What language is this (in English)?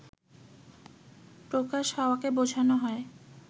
Bangla